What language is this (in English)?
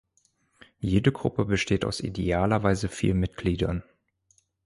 German